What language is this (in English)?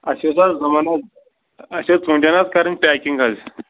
Kashmiri